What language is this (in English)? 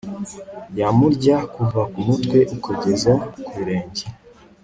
Kinyarwanda